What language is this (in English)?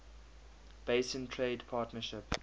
English